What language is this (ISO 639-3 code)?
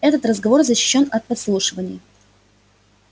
rus